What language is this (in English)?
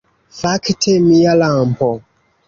Esperanto